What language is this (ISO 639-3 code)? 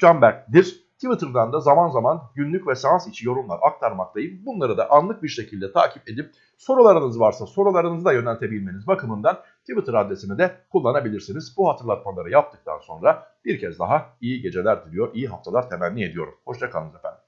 tur